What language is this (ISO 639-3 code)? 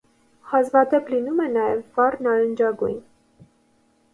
hye